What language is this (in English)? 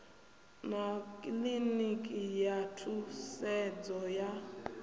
Venda